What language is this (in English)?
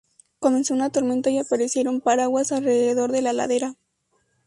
Spanish